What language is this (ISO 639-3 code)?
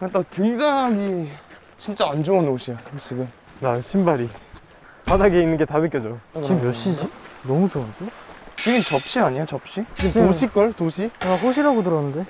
kor